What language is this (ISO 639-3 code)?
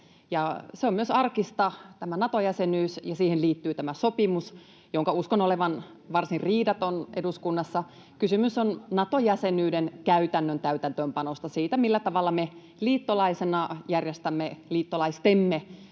fin